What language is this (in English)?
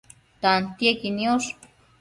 Matsés